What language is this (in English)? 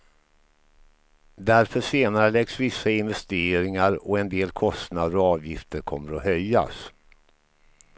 Swedish